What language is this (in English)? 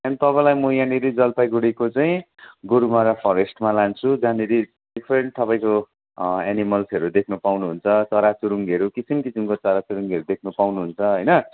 Nepali